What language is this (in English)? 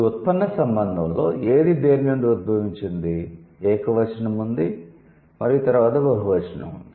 Telugu